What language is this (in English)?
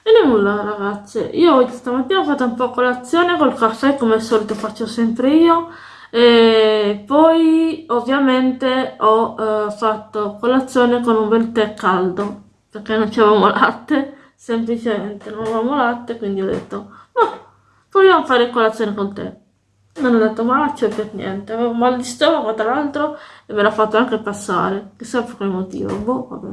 Italian